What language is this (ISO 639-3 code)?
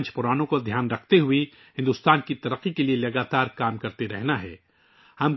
urd